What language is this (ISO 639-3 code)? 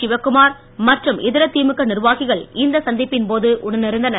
tam